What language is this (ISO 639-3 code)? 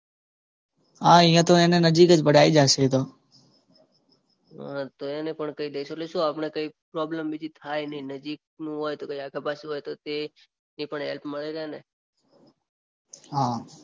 guj